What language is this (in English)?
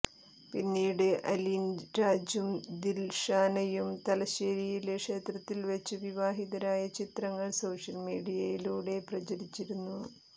Malayalam